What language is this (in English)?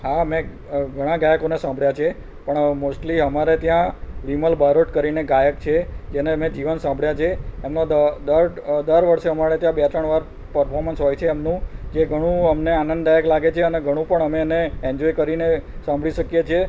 Gujarati